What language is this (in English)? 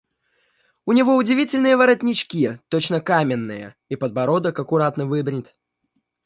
Russian